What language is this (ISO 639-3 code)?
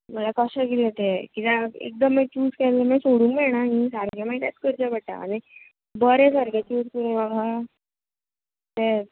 kok